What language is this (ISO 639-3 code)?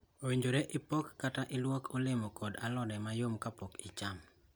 luo